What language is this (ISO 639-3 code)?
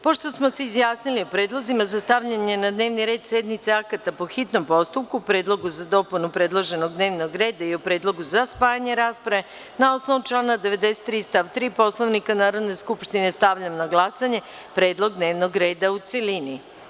srp